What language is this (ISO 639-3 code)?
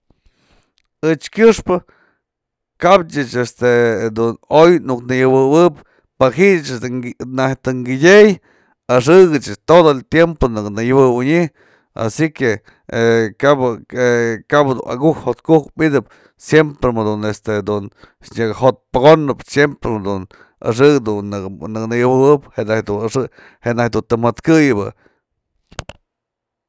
mzl